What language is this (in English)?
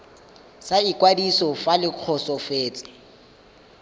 Tswana